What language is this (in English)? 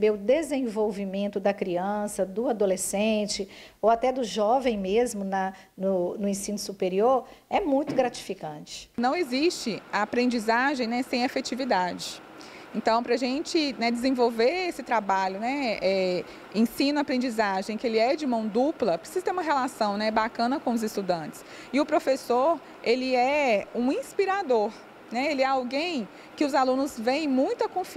Portuguese